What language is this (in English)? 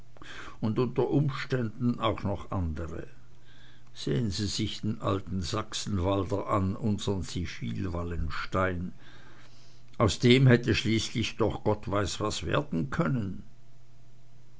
German